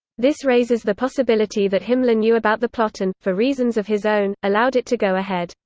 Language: English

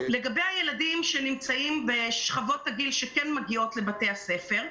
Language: Hebrew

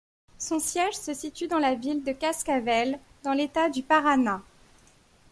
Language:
French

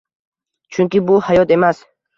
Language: Uzbek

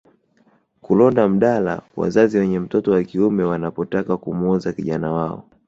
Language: Swahili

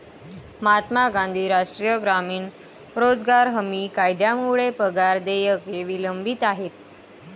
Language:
Marathi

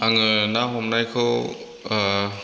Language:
Bodo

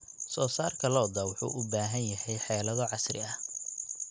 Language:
Somali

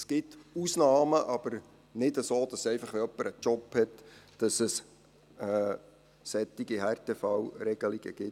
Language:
Swiss German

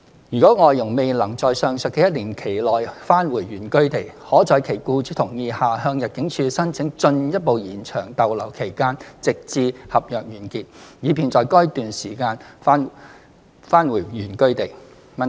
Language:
Cantonese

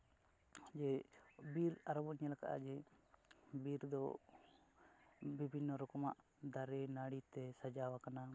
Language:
Santali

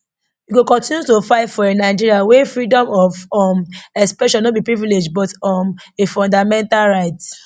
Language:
Nigerian Pidgin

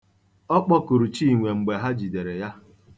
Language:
Igbo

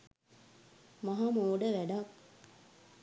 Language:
Sinhala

